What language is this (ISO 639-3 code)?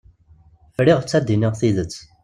kab